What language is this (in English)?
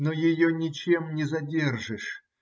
Russian